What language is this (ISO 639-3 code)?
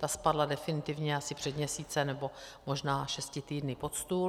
ces